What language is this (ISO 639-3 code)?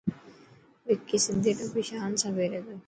mki